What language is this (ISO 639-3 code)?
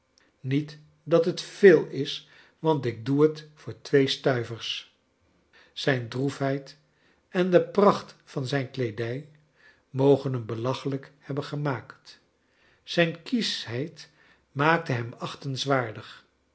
nld